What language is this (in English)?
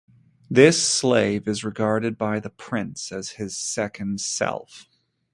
English